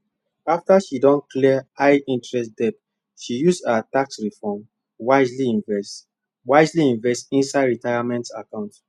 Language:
Nigerian Pidgin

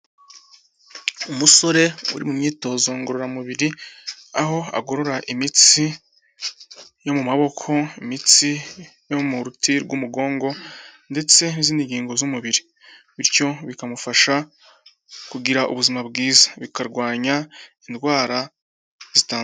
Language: Kinyarwanda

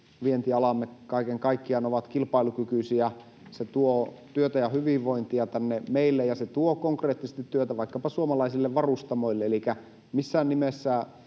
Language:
Finnish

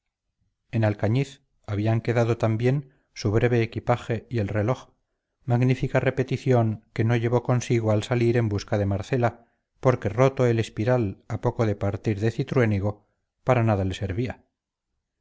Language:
Spanish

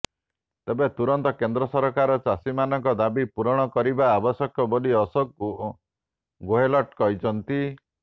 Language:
Odia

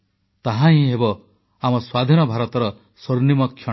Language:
Odia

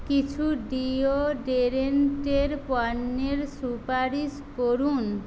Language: Bangla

